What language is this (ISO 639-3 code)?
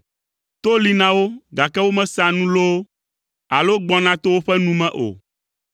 ewe